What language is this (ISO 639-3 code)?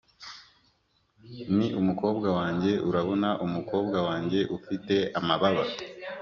kin